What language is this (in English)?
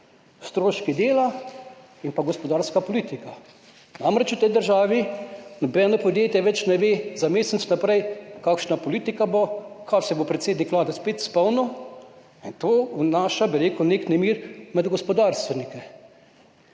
Slovenian